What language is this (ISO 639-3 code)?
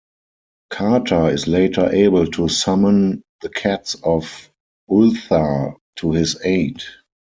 eng